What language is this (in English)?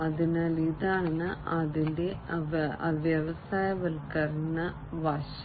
Malayalam